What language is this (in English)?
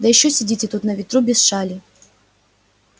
Russian